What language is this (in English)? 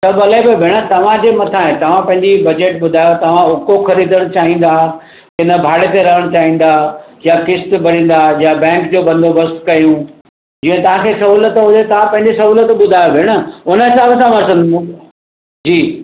Sindhi